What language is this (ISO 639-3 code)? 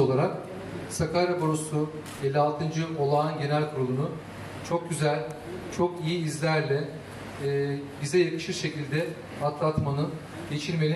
tur